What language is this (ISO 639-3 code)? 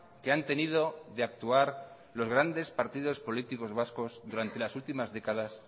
spa